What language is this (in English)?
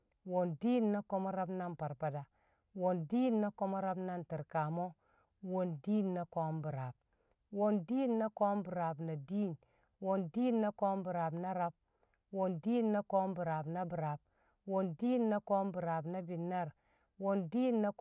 Kamo